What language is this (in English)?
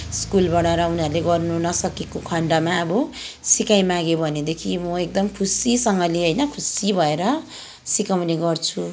Nepali